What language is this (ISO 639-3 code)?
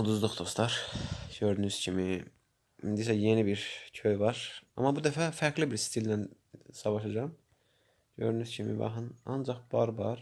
aze